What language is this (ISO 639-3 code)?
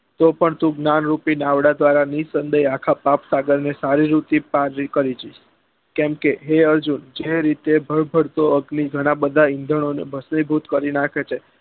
guj